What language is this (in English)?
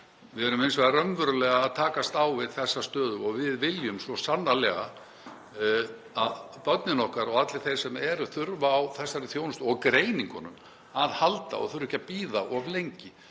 Icelandic